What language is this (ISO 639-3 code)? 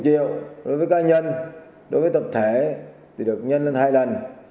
vie